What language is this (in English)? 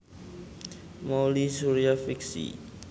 Javanese